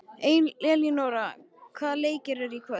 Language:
Icelandic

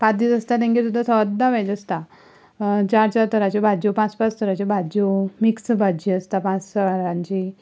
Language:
Konkani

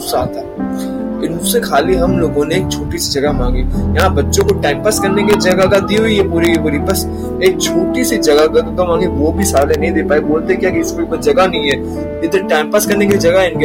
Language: Hindi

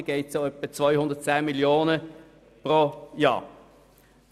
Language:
Swiss German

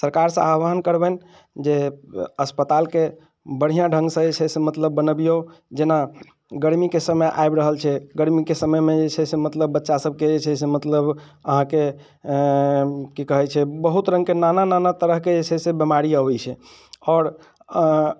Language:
Maithili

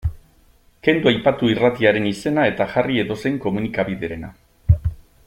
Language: Basque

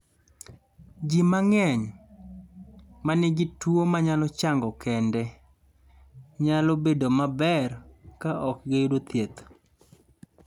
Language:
Luo (Kenya and Tanzania)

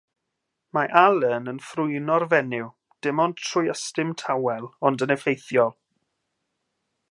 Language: Welsh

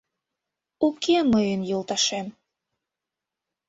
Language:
Mari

